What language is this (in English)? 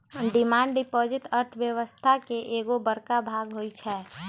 Magahi